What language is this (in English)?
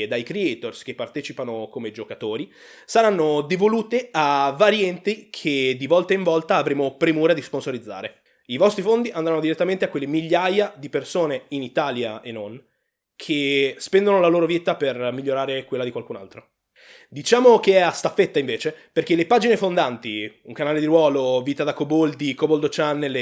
Italian